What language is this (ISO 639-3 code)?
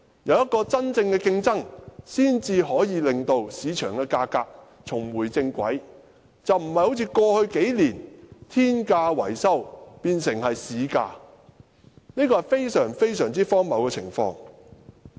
yue